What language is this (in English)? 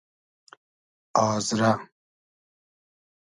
Hazaragi